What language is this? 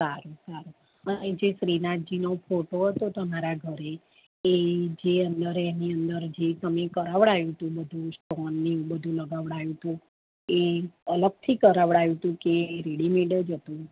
Gujarati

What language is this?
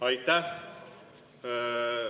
Estonian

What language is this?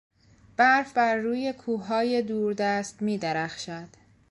Persian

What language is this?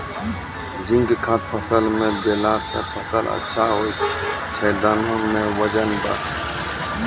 Maithili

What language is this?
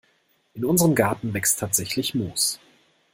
German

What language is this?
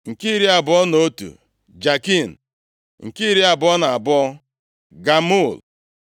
Igbo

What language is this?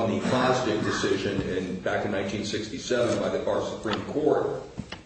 English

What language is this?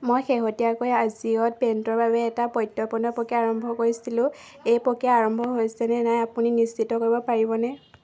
Assamese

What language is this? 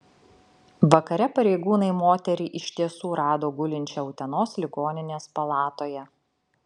Lithuanian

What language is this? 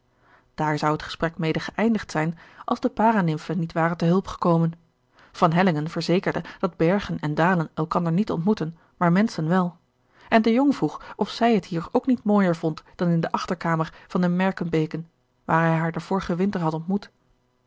Dutch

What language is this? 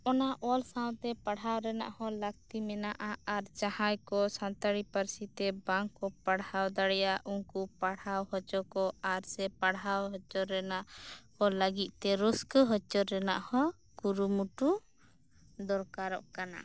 Santali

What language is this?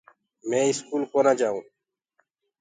Gurgula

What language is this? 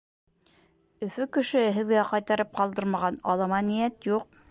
Bashkir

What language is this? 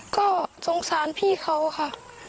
Thai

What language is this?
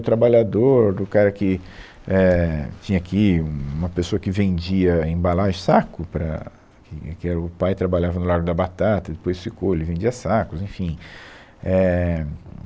Portuguese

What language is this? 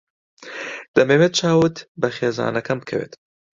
Central Kurdish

